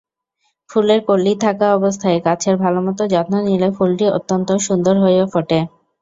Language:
Bangla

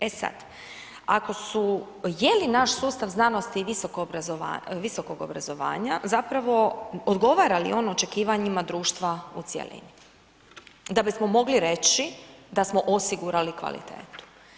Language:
Croatian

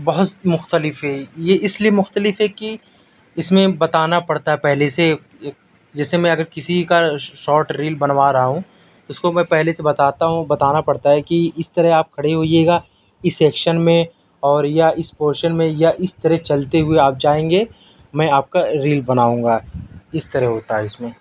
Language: Urdu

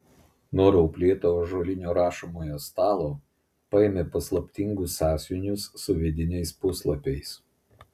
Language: Lithuanian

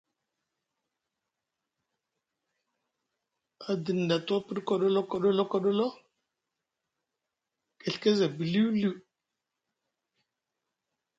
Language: Musgu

